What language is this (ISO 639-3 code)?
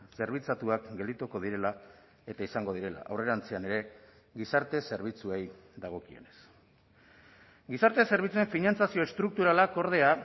eus